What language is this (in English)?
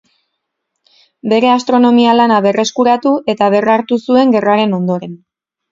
Basque